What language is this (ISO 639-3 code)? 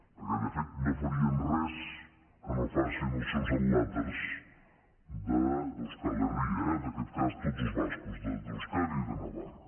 cat